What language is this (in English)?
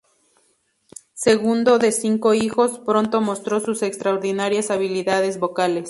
Spanish